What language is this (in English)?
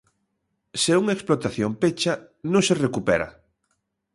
Galician